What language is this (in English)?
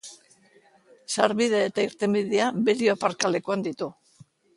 Basque